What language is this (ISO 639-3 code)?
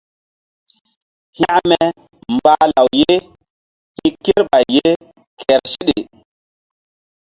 mdd